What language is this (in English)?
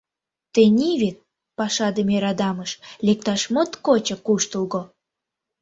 Mari